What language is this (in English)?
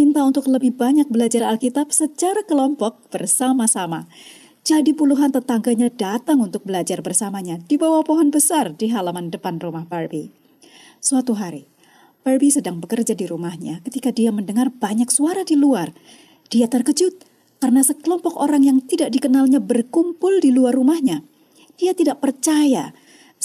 Indonesian